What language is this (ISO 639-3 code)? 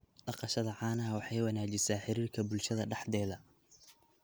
som